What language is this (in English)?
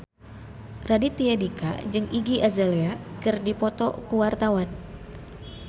Sundanese